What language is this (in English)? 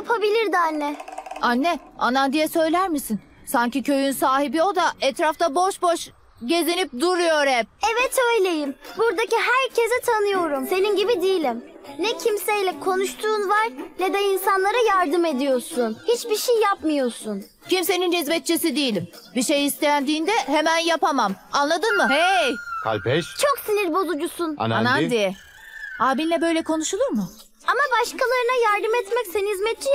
Turkish